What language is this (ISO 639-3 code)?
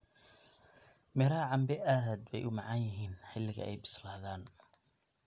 som